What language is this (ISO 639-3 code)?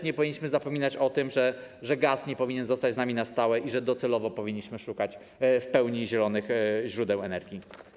pol